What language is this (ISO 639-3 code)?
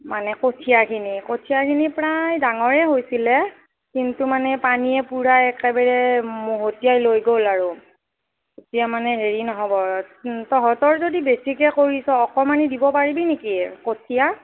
asm